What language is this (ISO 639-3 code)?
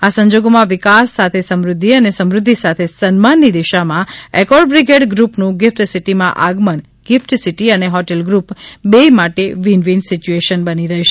guj